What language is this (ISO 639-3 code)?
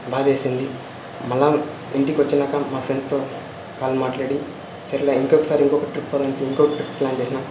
tel